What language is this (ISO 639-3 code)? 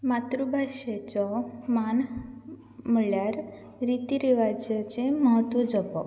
kok